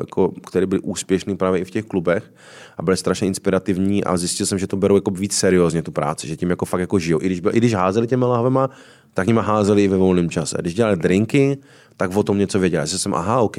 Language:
Czech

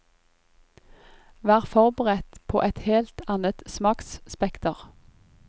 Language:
Norwegian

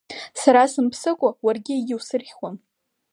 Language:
Abkhazian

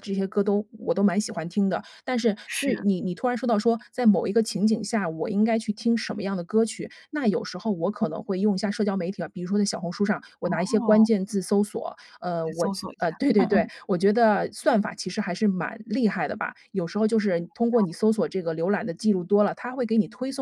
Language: Chinese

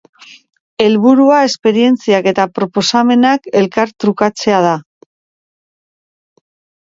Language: Basque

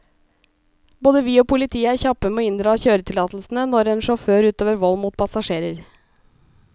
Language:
Norwegian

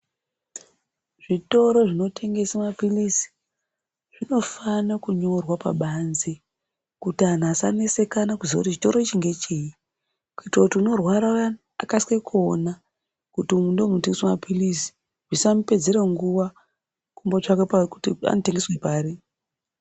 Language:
Ndau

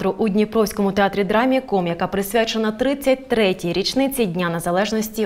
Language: Ukrainian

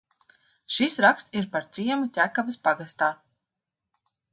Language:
Latvian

